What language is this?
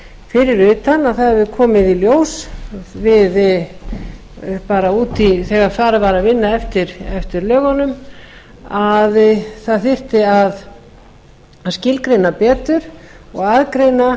Icelandic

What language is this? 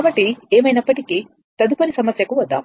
Telugu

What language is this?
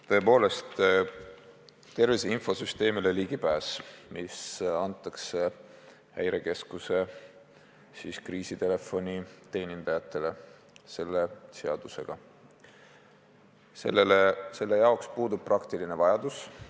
Estonian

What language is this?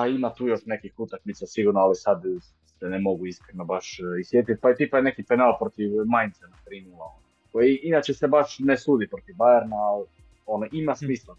Croatian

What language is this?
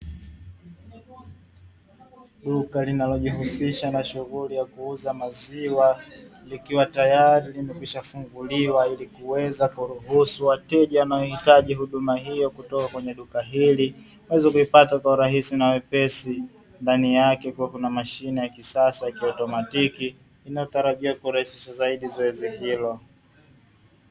Swahili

